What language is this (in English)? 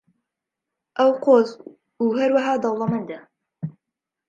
Central Kurdish